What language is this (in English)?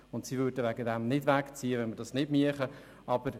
Swiss German